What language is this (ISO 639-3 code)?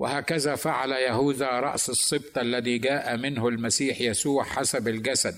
ara